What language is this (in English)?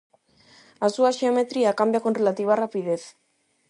Galician